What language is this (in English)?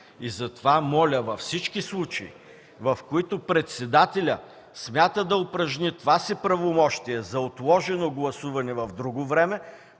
Bulgarian